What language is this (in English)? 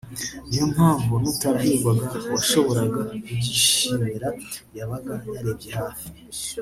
Kinyarwanda